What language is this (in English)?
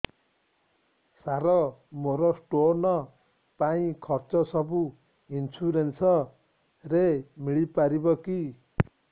Odia